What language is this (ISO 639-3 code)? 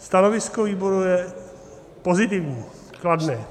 ces